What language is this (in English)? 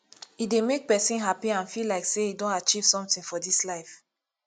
Nigerian Pidgin